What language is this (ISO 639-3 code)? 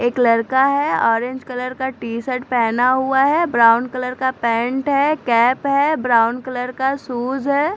hin